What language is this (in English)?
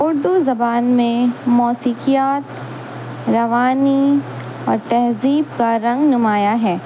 Urdu